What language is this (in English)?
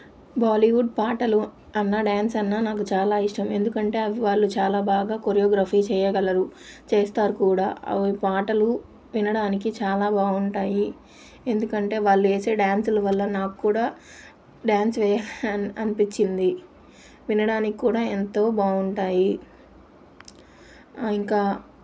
Telugu